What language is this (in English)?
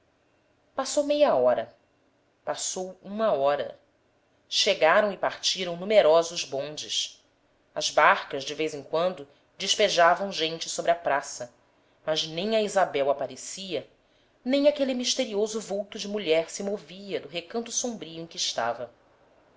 Portuguese